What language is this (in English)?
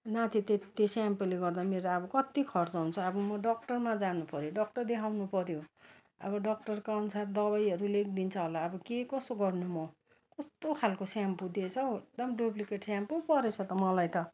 Nepali